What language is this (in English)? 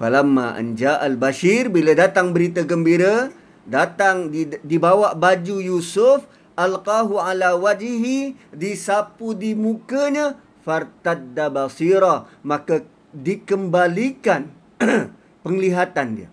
Malay